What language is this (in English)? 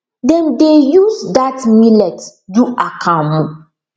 Nigerian Pidgin